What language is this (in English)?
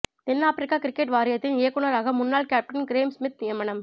Tamil